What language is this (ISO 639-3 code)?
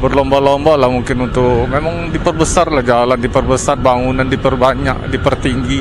ind